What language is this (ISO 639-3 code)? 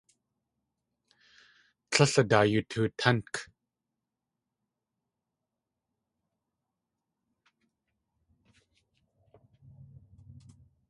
tli